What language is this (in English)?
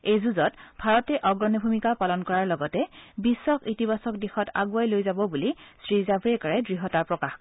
Assamese